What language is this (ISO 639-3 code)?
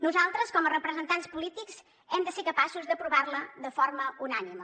cat